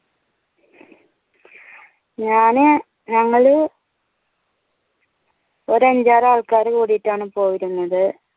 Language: Malayalam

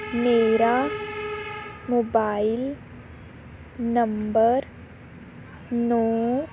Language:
Punjabi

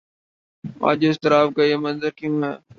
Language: Urdu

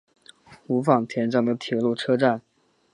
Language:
Chinese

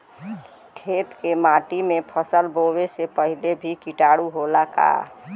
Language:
Bhojpuri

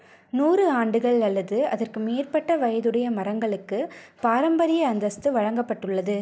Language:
Tamil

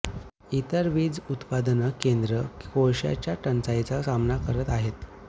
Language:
Marathi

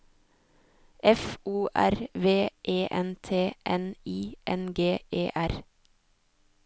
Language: Norwegian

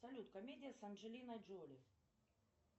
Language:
Russian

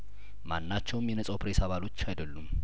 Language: Amharic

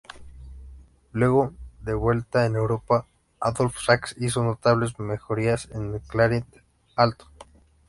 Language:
Spanish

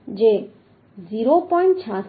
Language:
Gujarati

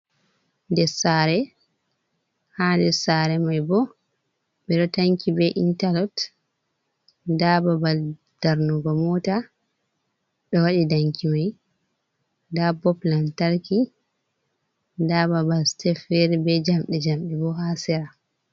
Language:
Fula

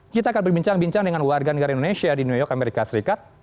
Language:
Indonesian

